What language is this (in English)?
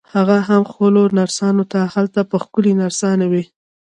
Pashto